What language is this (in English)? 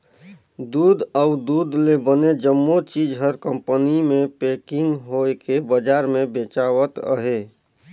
Chhattisgarhi